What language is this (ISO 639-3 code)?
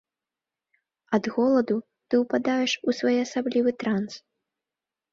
bel